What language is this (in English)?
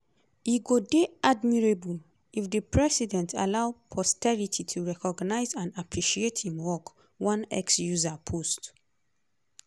Nigerian Pidgin